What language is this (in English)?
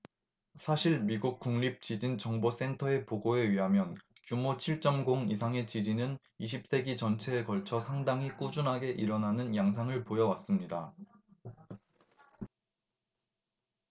Korean